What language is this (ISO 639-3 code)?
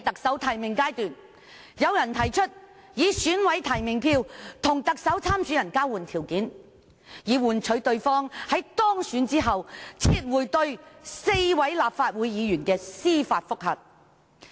yue